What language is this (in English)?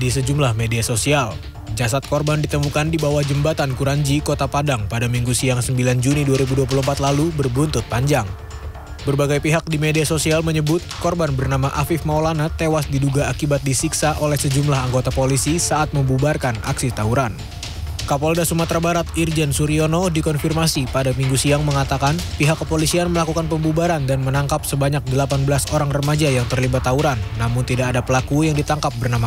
Indonesian